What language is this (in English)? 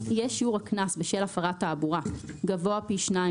Hebrew